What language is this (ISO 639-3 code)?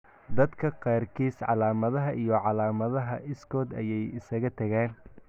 som